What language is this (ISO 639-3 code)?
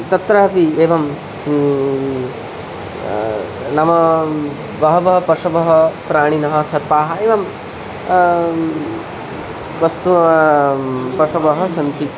san